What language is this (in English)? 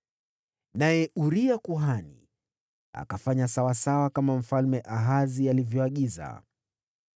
Swahili